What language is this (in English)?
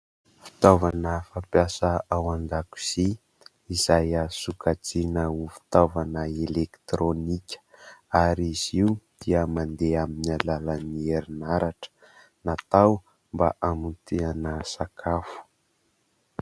Malagasy